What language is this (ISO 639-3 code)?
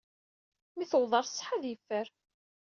kab